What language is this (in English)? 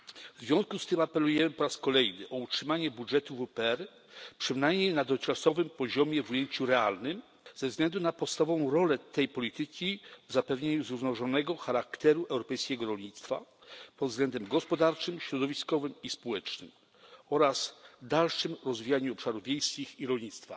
Polish